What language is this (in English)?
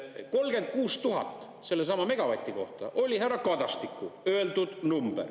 Estonian